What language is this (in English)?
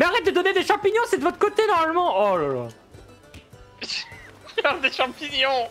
French